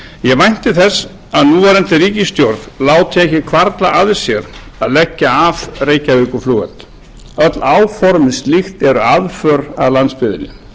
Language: Icelandic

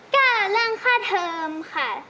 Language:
Thai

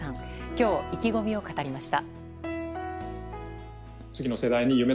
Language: Japanese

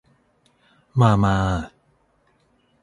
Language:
Thai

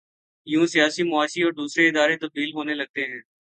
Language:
Urdu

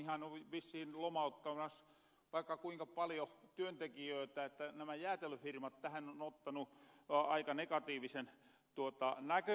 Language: Finnish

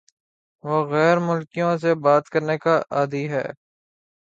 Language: Urdu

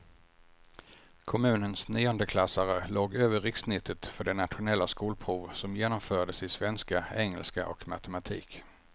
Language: Swedish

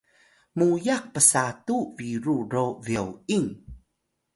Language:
Atayal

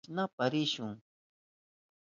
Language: Southern Pastaza Quechua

